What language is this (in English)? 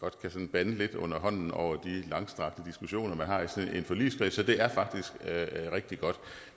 Danish